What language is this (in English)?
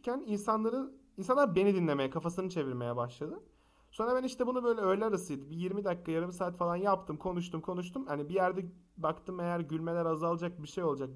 Turkish